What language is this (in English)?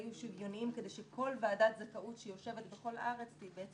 Hebrew